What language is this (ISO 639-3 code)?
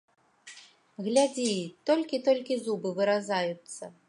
bel